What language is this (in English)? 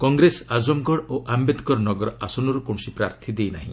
Odia